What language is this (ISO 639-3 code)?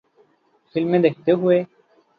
urd